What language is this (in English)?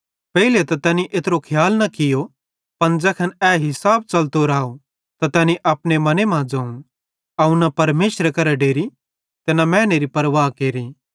Bhadrawahi